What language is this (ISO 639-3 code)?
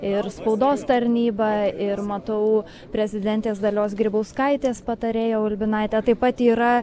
lit